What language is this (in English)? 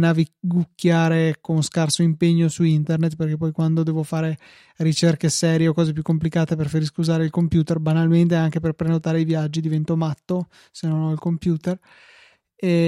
Italian